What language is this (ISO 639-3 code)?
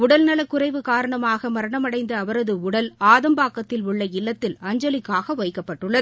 tam